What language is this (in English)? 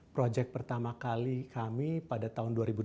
Indonesian